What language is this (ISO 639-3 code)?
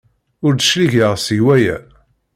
kab